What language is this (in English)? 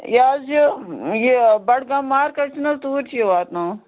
Kashmiri